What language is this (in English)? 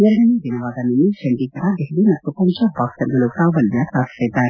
Kannada